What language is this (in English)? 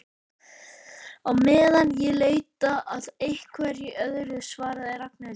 Icelandic